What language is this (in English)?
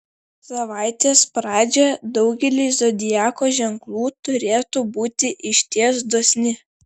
Lithuanian